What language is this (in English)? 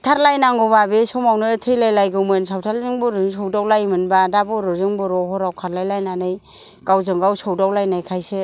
Bodo